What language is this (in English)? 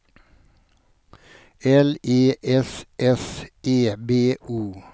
Swedish